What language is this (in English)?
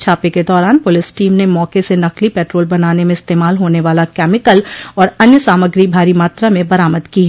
Hindi